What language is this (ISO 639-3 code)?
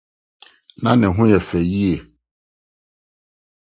aka